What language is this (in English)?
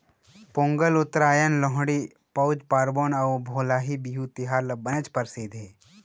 Chhattisgarhi